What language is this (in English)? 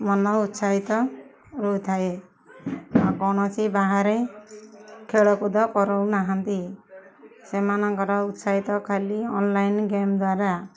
Odia